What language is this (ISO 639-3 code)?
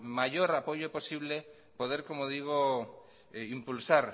spa